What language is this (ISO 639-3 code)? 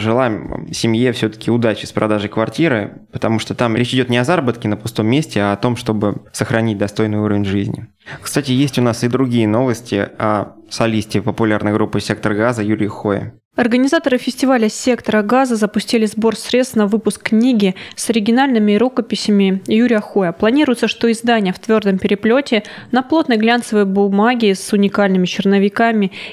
rus